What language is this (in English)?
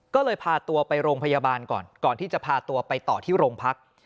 Thai